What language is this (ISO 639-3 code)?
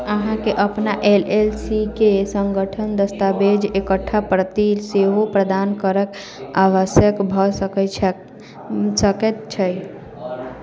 mai